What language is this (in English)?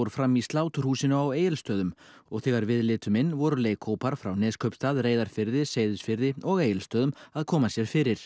Icelandic